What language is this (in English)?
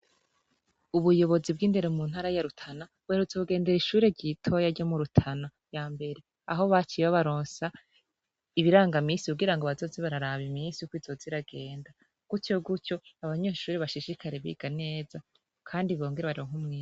Rundi